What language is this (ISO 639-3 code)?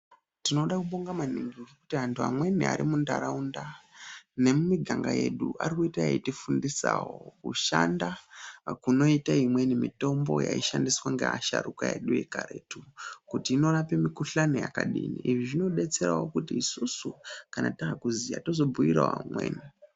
ndc